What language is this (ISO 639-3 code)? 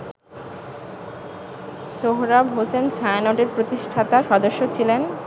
ben